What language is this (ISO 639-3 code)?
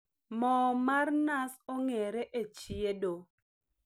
luo